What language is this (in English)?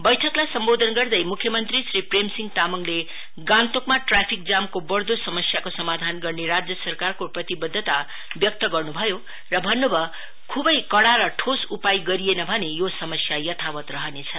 Nepali